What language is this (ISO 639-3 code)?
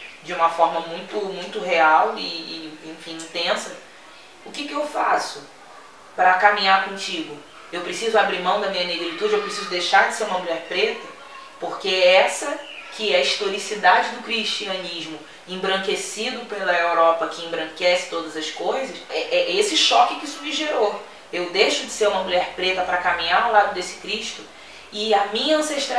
por